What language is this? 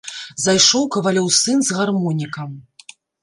Belarusian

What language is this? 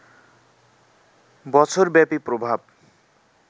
Bangla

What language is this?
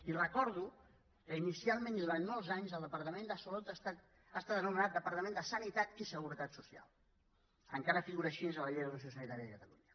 Catalan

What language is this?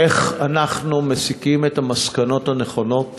Hebrew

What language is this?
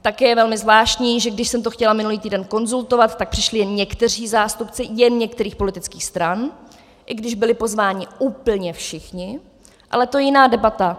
Czech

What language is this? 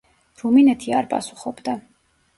Georgian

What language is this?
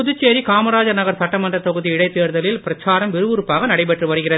Tamil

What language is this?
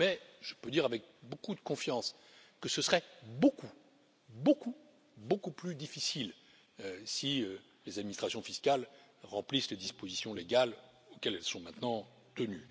French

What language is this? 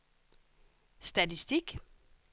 Danish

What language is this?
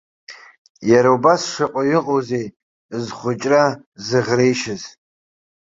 Abkhazian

